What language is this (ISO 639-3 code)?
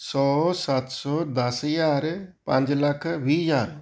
pan